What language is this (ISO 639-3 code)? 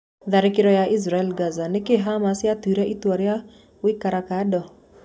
kik